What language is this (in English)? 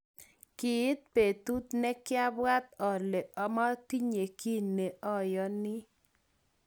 Kalenjin